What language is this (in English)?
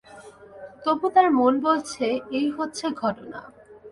Bangla